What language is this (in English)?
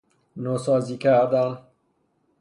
Persian